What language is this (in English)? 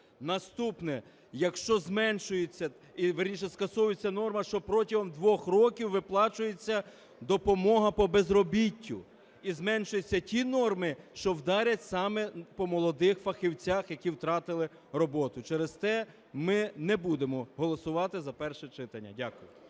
Ukrainian